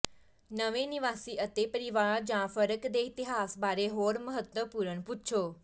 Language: Punjabi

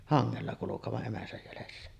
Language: Finnish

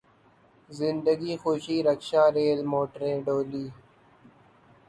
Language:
Urdu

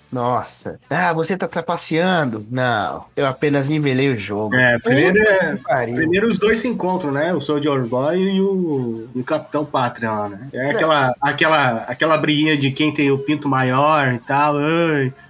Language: Portuguese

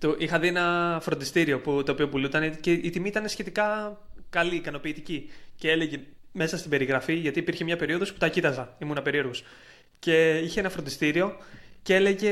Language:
Greek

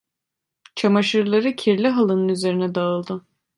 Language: Turkish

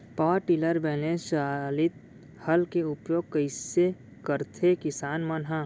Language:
Chhattisgarhi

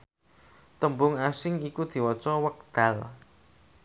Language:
Javanese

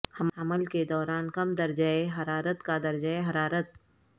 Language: Urdu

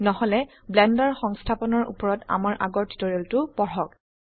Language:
Assamese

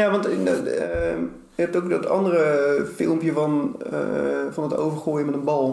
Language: Dutch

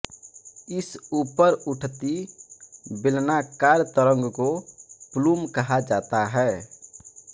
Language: Hindi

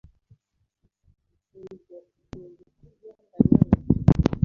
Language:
Kinyarwanda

